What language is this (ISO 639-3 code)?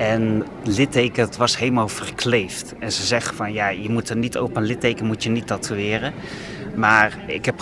nld